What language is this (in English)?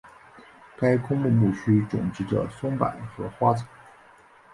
Chinese